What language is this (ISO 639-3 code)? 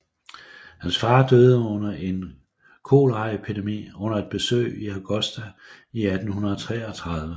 dan